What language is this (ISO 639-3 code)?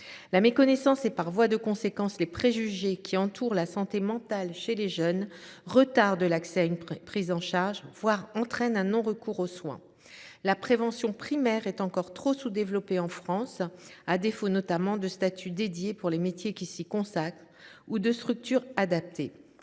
fra